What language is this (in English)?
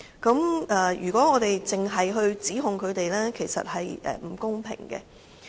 Cantonese